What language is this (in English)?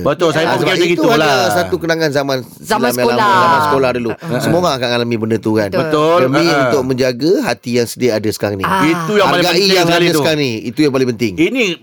Malay